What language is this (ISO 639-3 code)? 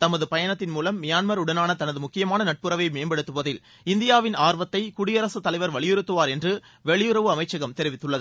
tam